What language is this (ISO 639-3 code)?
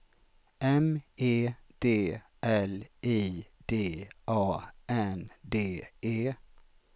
swe